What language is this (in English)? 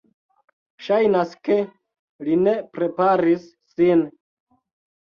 Esperanto